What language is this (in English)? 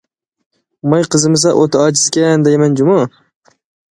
Uyghur